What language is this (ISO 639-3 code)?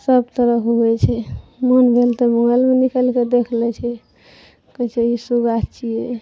mai